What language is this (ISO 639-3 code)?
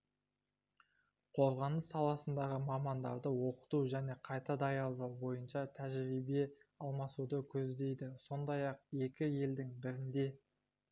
kaz